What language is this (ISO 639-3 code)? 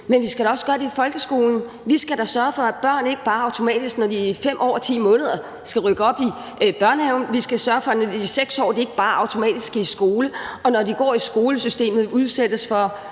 dan